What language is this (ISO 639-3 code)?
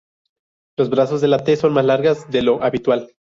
spa